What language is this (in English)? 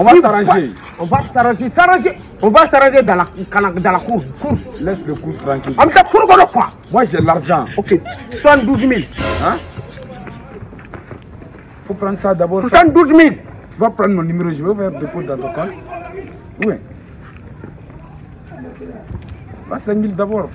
French